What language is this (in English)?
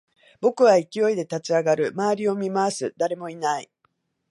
Japanese